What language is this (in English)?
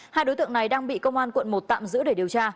Vietnamese